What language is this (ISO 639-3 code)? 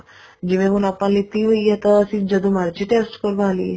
pan